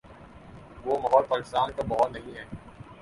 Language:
Urdu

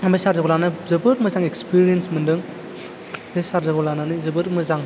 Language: Bodo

